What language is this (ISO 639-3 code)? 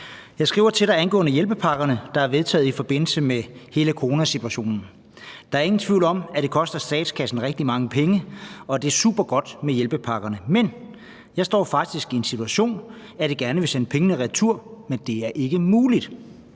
dan